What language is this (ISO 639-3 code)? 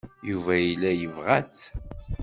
kab